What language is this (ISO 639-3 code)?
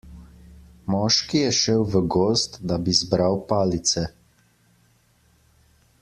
slv